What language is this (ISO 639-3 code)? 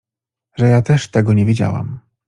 pol